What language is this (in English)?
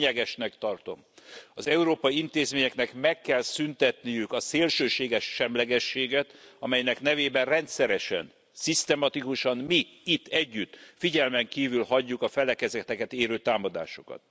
Hungarian